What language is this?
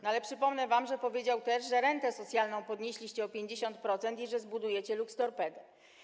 Polish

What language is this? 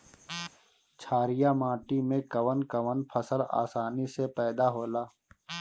Bhojpuri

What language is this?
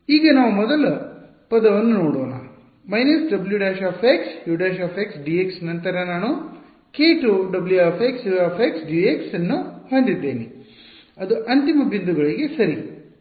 Kannada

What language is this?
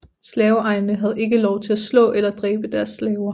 Danish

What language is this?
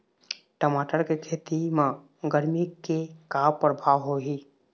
Chhattisgarhi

